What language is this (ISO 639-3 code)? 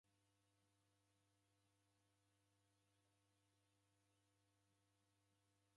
dav